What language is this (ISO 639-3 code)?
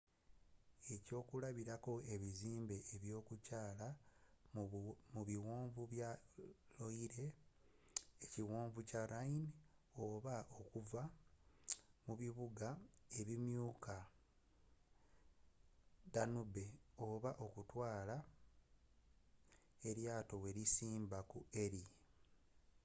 lug